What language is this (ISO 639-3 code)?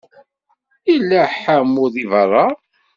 kab